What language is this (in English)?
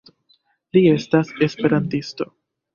Esperanto